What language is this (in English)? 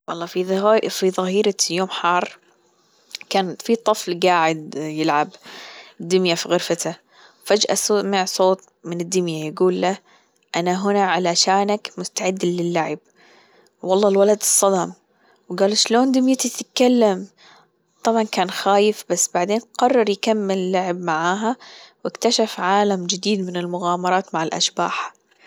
Gulf Arabic